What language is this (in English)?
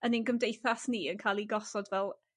Welsh